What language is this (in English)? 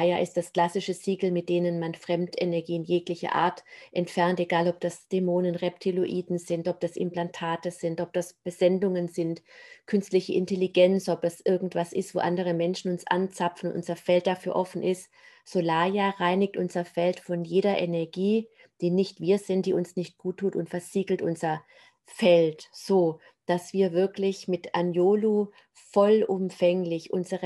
German